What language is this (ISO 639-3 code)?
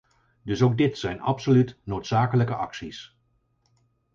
nld